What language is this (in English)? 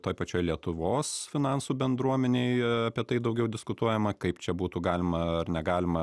Lithuanian